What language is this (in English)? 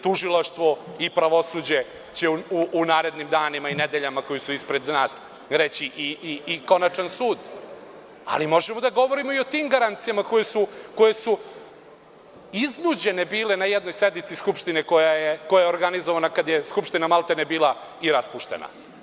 Serbian